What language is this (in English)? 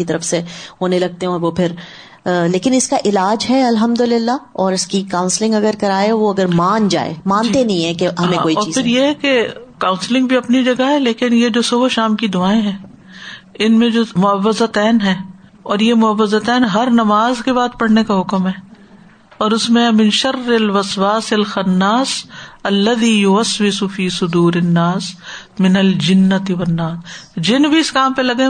Urdu